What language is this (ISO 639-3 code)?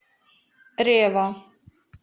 rus